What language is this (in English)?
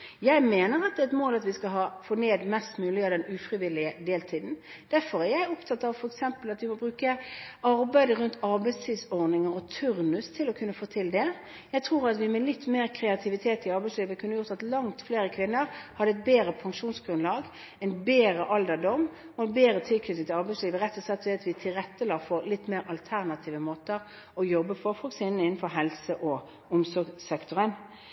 Norwegian Bokmål